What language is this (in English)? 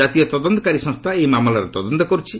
Odia